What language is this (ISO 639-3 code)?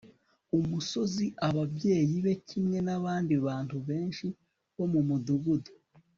kin